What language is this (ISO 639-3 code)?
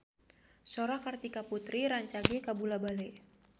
sun